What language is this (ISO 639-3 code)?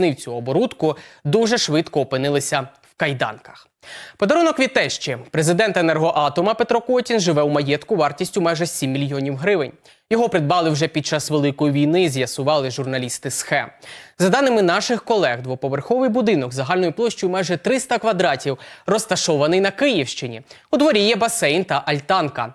ukr